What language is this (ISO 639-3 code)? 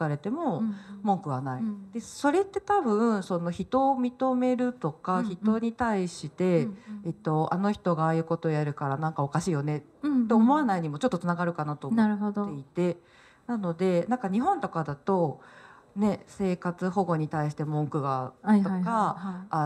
jpn